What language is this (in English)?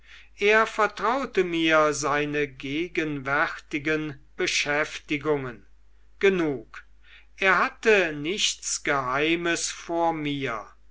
German